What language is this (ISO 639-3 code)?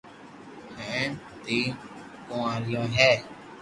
lrk